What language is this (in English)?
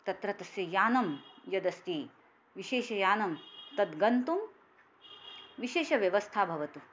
Sanskrit